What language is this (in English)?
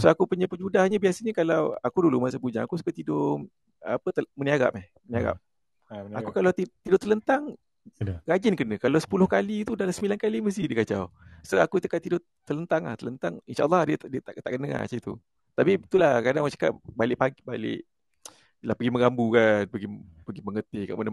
Malay